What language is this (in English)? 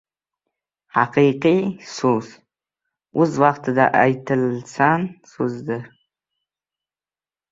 Uzbek